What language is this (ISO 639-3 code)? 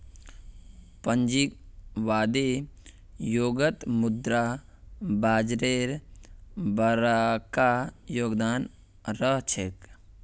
mag